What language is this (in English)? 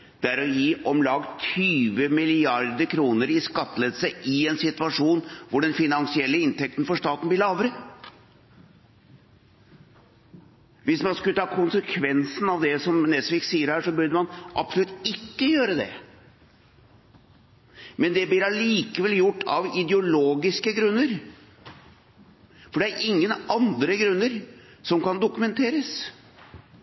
Norwegian Bokmål